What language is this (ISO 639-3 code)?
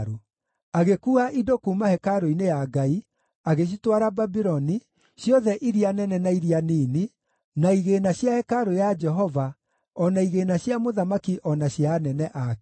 kik